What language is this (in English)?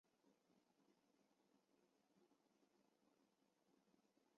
Chinese